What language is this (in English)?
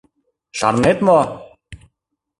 Mari